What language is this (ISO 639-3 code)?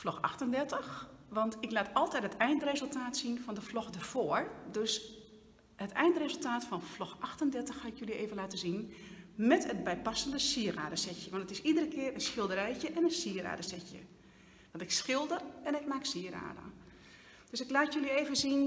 nld